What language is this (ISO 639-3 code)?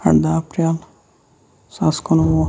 kas